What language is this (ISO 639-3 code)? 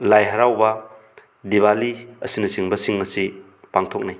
mni